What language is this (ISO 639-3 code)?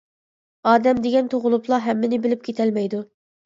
uig